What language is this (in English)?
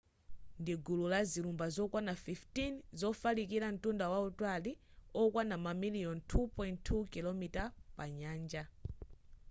Nyanja